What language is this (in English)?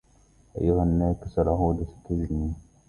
Arabic